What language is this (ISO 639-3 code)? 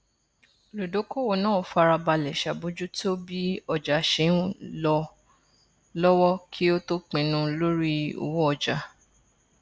yor